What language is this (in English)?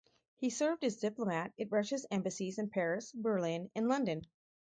English